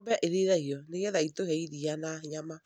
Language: Kikuyu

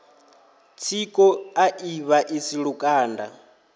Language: Venda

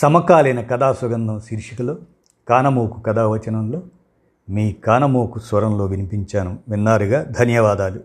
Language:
Telugu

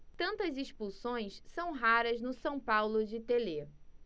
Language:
Portuguese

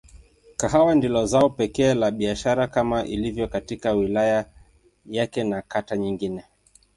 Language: Swahili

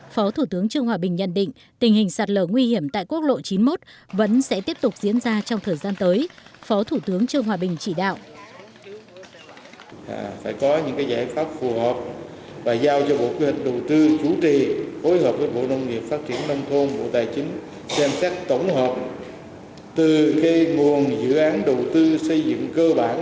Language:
Vietnamese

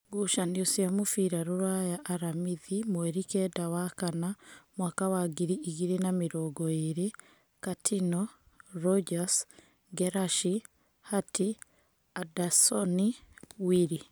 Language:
Kikuyu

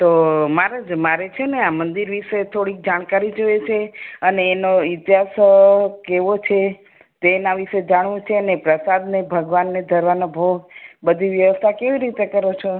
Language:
Gujarati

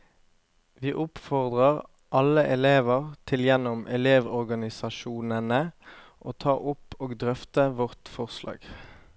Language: Norwegian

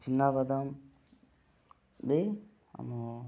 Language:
Odia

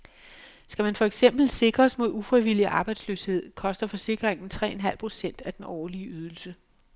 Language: Danish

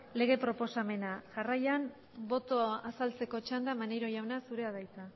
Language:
Basque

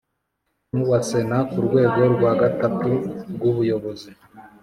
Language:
Kinyarwanda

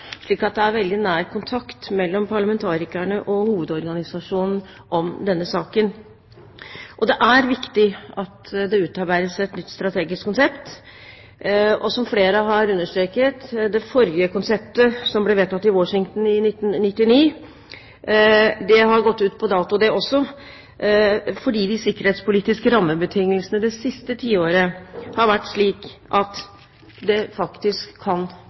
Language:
Norwegian Bokmål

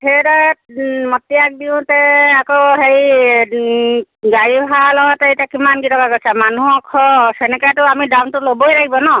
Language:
Assamese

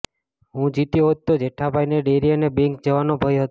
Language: Gujarati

